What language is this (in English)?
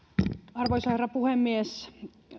Finnish